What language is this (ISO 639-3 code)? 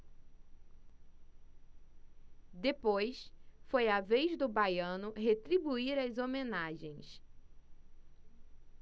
por